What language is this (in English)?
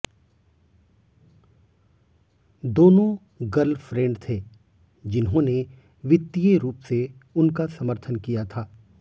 Hindi